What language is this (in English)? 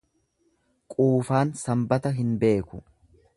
Oromo